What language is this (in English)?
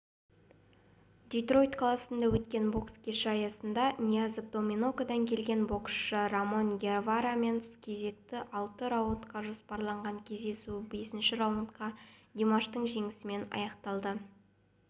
Kazakh